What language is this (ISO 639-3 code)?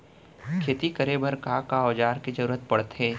hne